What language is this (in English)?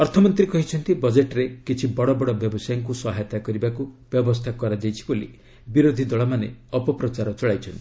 Odia